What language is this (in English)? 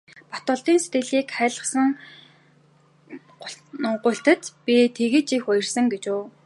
Mongolian